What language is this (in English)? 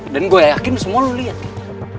Indonesian